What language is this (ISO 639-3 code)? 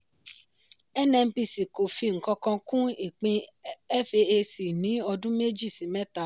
yor